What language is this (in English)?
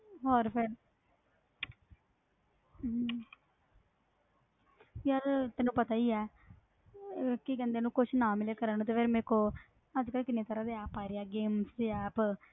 Punjabi